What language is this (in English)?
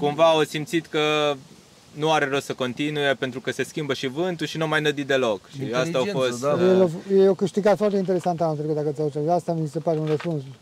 Romanian